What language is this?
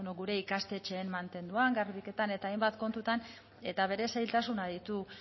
Basque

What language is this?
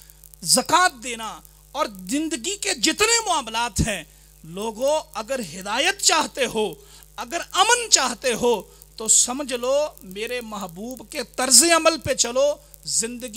Hindi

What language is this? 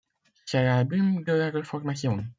French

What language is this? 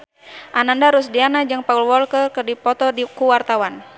Sundanese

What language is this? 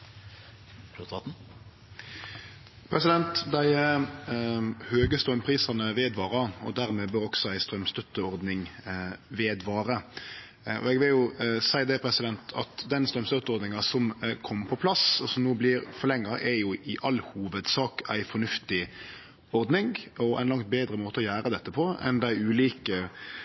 Norwegian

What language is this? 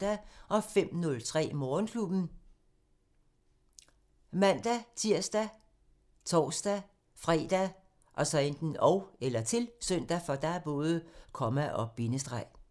Danish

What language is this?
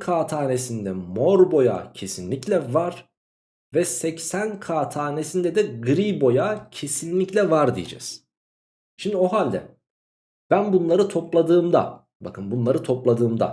Turkish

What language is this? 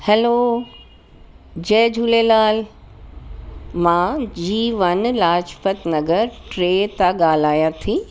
Sindhi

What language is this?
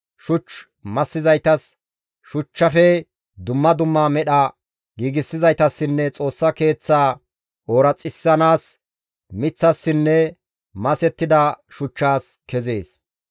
Gamo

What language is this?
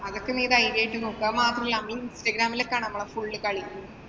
Malayalam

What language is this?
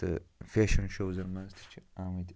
Kashmiri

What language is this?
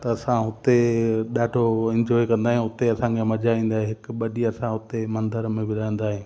Sindhi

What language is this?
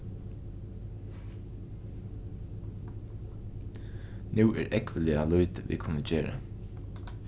Faroese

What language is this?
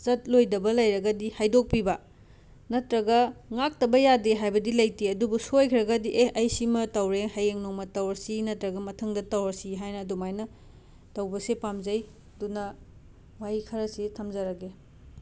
Manipuri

